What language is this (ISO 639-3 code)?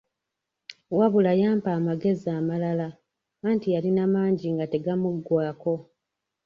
lug